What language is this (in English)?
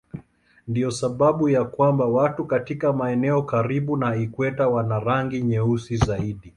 Swahili